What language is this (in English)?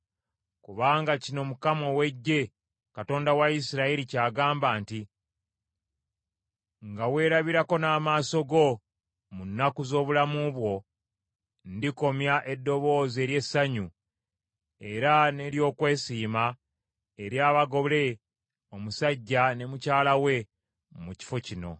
Ganda